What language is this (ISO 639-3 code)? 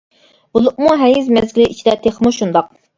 uig